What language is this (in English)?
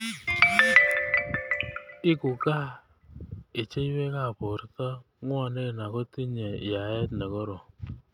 Kalenjin